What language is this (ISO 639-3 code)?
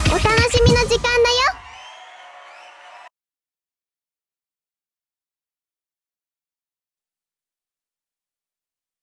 jpn